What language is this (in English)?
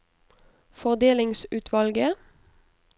Norwegian